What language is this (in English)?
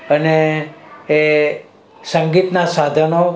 Gujarati